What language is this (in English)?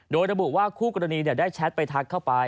Thai